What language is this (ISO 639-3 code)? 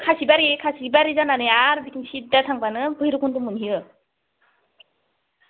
brx